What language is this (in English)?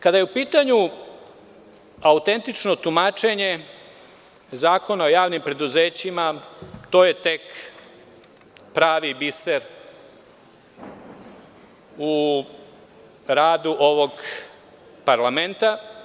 Serbian